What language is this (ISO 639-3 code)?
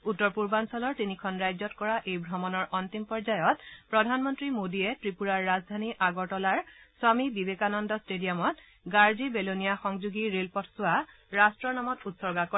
asm